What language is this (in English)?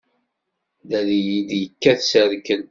Kabyle